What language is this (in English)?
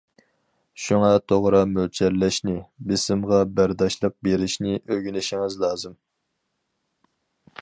Uyghur